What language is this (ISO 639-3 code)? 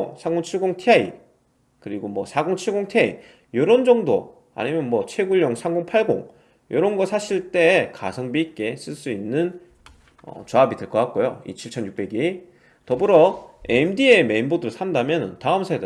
kor